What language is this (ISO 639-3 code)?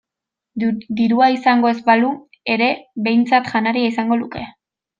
eus